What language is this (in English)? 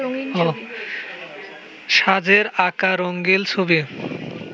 Bangla